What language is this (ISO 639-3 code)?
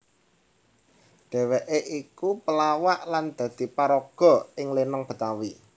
jav